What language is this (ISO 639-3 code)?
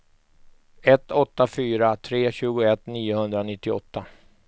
swe